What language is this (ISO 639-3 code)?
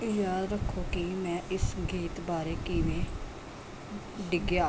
pan